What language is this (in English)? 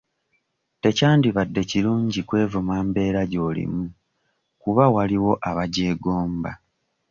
Ganda